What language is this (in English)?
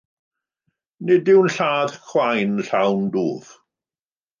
Welsh